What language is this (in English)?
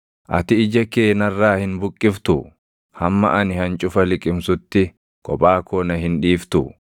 Oromo